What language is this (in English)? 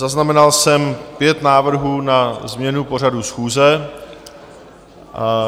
Czech